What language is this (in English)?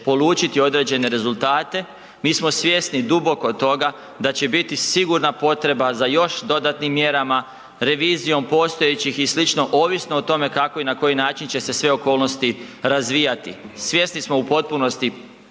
Croatian